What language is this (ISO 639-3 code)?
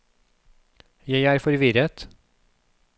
nor